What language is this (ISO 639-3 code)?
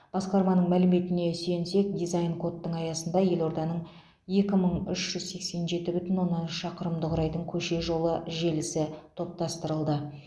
kaz